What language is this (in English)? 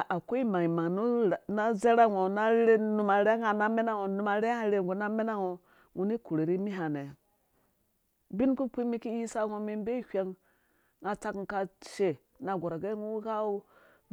Dũya